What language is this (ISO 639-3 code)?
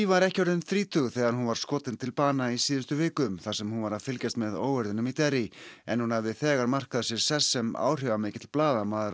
isl